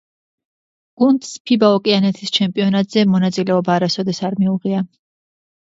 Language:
Georgian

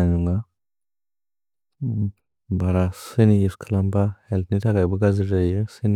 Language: Bodo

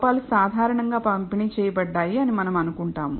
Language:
Telugu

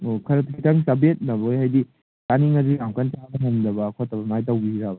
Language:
Manipuri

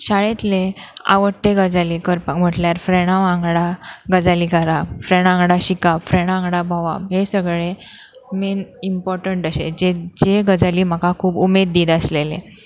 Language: Konkani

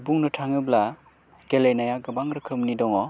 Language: Bodo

